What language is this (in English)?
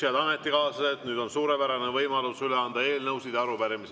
Estonian